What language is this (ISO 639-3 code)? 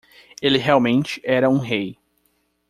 por